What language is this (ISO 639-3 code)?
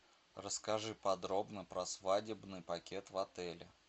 rus